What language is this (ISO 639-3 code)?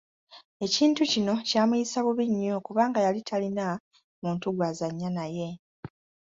lug